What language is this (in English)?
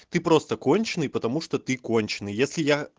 Russian